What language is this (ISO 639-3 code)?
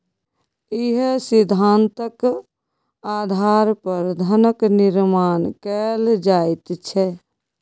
mai